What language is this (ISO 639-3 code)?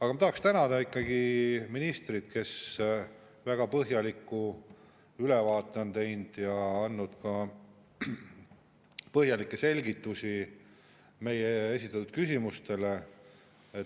est